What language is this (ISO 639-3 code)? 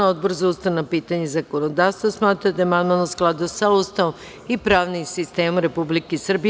srp